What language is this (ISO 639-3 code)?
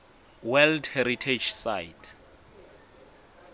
ssw